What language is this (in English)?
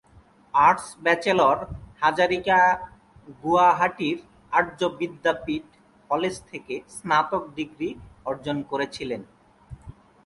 Bangla